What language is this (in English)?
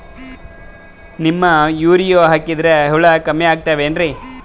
Kannada